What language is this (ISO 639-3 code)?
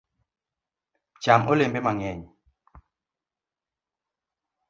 luo